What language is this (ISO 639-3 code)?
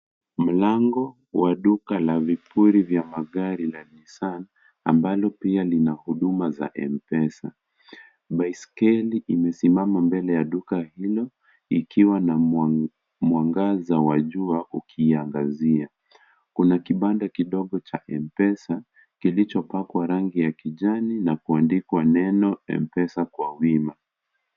swa